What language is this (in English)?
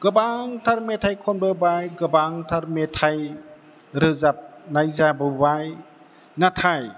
Bodo